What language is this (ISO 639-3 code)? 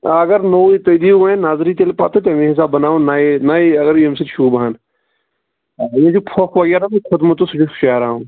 kas